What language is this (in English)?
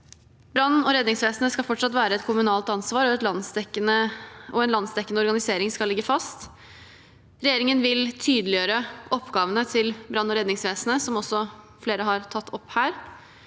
Norwegian